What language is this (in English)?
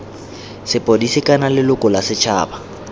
Tswana